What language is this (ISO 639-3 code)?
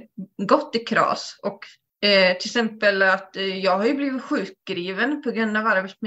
swe